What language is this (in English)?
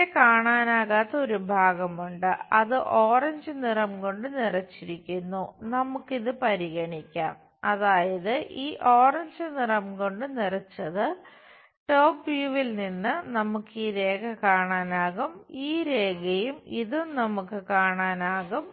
Malayalam